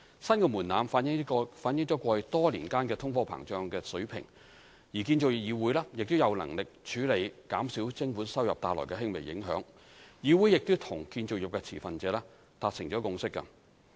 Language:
Cantonese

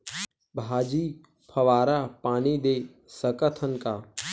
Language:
Chhattisgarhi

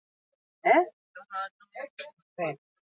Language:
Basque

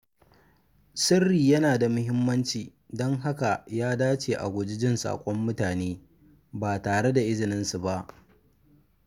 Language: Hausa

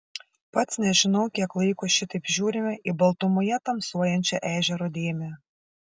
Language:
Lithuanian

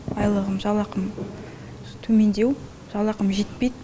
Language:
Kazakh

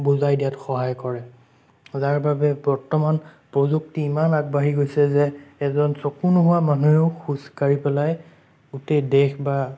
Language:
Assamese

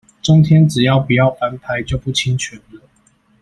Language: Chinese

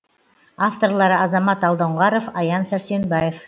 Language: Kazakh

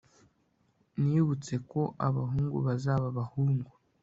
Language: Kinyarwanda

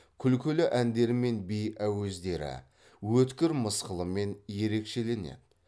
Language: Kazakh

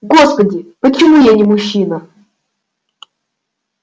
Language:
Russian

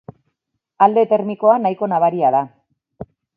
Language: Basque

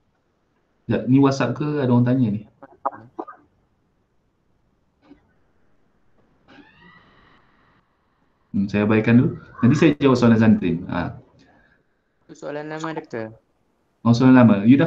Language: Malay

